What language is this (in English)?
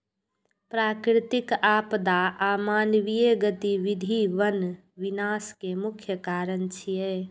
Maithili